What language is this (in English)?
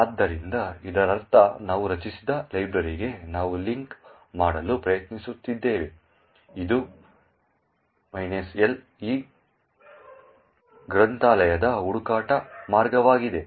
Kannada